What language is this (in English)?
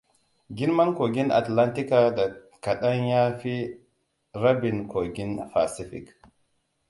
Hausa